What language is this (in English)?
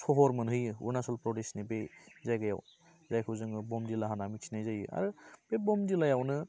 Bodo